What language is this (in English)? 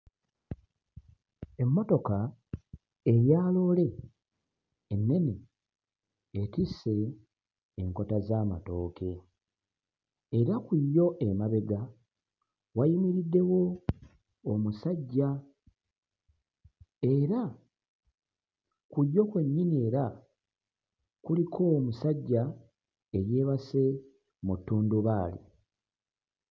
Ganda